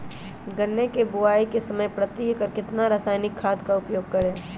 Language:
Magahi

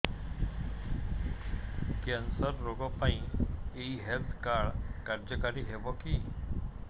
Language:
Odia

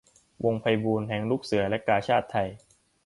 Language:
Thai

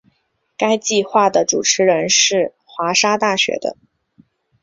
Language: Chinese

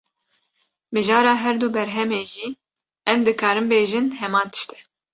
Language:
Kurdish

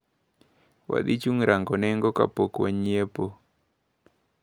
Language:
Luo (Kenya and Tanzania)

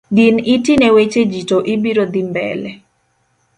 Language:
Luo (Kenya and Tanzania)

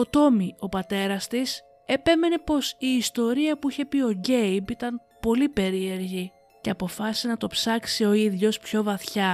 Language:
Greek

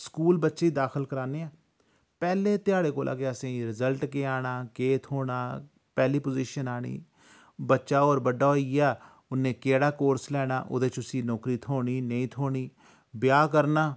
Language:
Dogri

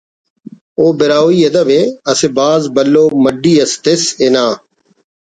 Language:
Brahui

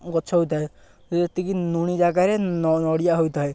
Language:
Odia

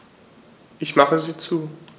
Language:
German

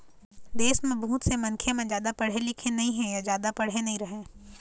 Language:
Chhattisgarhi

